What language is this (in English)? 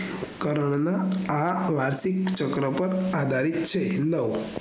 Gujarati